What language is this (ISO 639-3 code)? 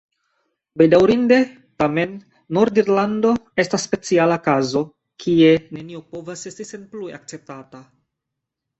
epo